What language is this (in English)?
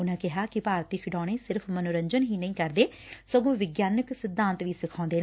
Punjabi